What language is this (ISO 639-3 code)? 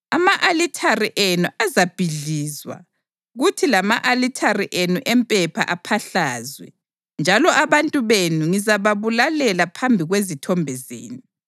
nde